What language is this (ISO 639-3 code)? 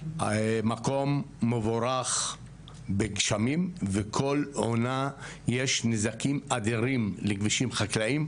heb